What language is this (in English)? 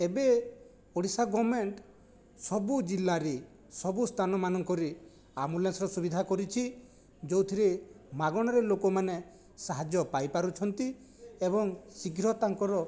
Odia